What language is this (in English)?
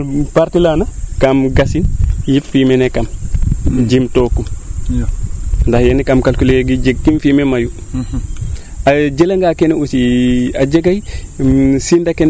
Serer